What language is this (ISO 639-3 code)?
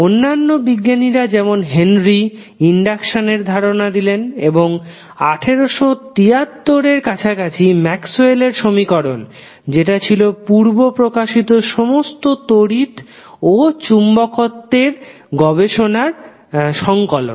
ben